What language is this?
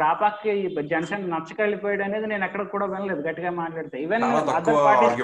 Telugu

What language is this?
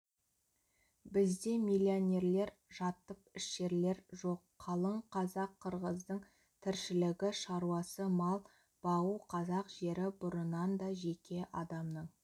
Kazakh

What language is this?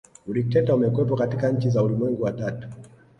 Swahili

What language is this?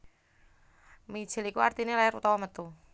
Javanese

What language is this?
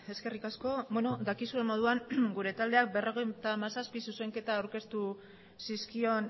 Basque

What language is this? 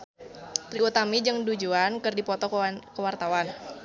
Sundanese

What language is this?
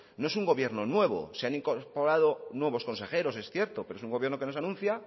Spanish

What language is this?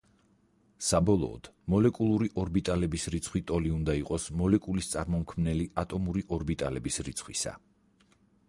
Georgian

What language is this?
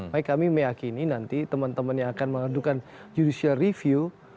Indonesian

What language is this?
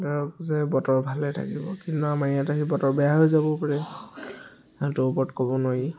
Assamese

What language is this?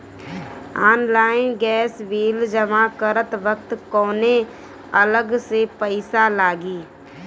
Bhojpuri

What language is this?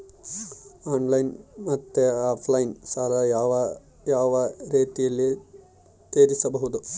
Kannada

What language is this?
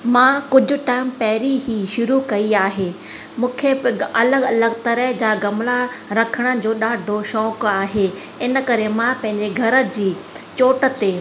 Sindhi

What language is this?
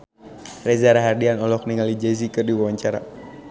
Sundanese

